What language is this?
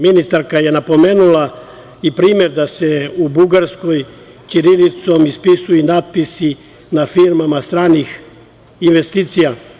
Serbian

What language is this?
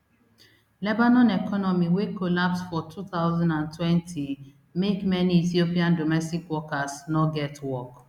Nigerian Pidgin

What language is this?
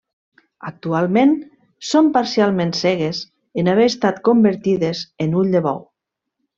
Catalan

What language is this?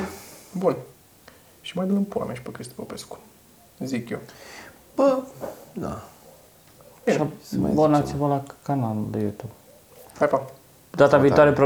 Romanian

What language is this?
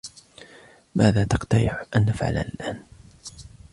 Arabic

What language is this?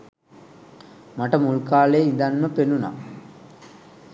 Sinhala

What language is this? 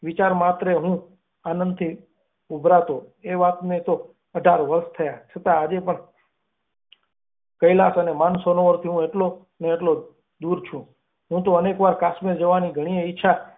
Gujarati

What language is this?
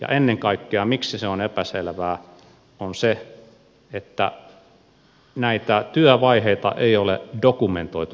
Finnish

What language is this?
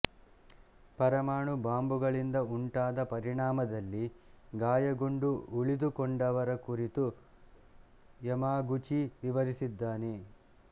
Kannada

